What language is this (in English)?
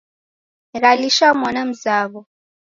Taita